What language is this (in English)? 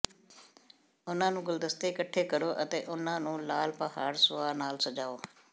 Punjabi